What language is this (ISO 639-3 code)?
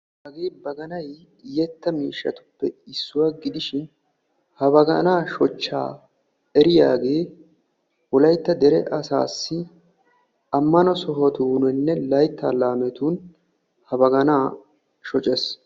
wal